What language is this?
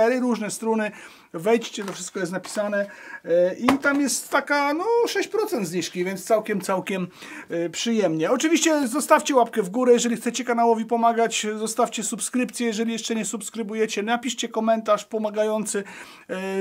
Polish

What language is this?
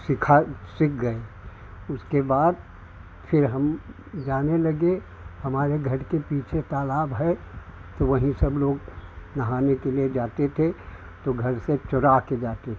Hindi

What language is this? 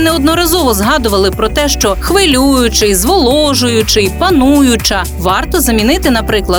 Ukrainian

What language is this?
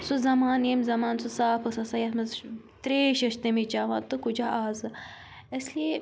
Kashmiri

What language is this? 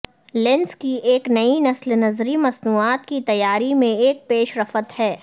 Urdu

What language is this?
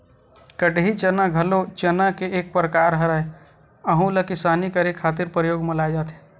Chhattisgarhi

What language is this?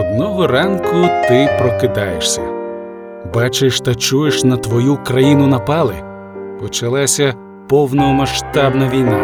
Ukrainian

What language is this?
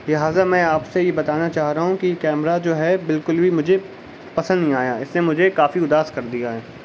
Urdu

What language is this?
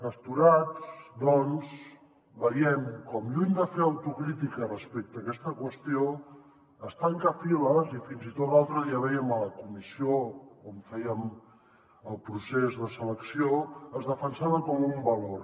Catalan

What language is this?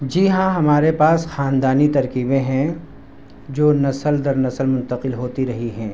Urdu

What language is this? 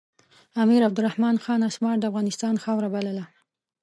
Pashto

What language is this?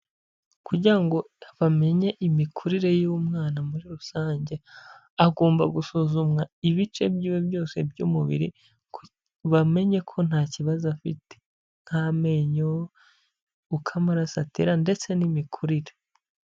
Kinyarwanda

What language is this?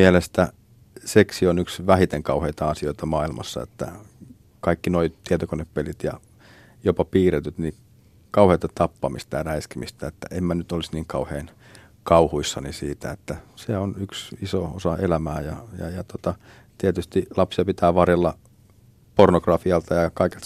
Finnish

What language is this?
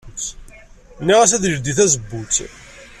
Kabyle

